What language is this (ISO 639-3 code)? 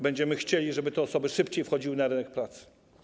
pol